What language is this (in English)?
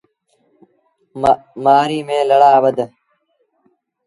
Sindhi Bhil